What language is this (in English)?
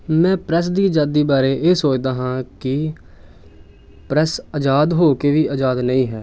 Punjabi